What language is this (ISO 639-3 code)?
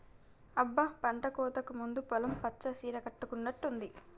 tel